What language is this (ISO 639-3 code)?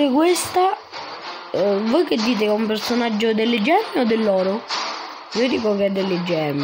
ita